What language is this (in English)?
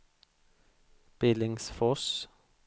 Swedish